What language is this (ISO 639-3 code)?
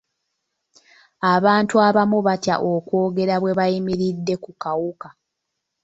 lug